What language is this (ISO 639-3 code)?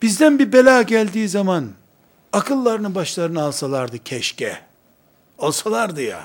tur